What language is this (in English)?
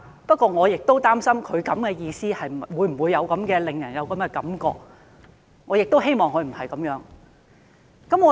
Cantonese